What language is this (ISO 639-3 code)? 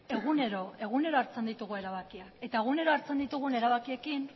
eus